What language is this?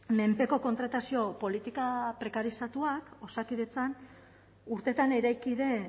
Basque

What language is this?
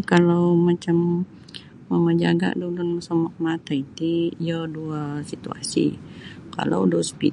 Sabah Bisaya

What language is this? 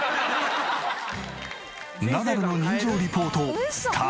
Japanese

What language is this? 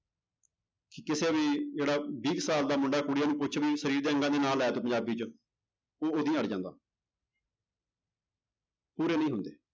Punjabi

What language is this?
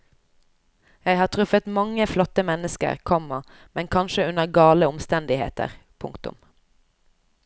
Norwegian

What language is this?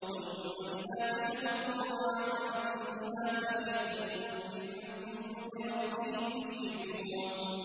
Arabic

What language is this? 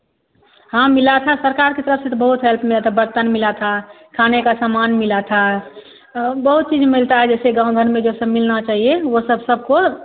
Hindi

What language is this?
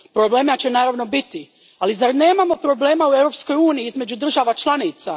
Croatian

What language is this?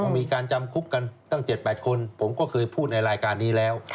Thai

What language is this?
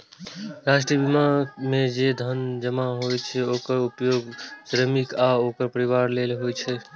Maithili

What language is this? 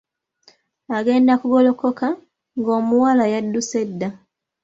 Ganda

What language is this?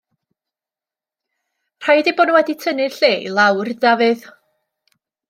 Welsh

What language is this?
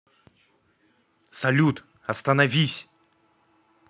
Russian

